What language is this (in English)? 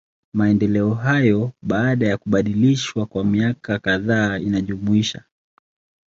Swahili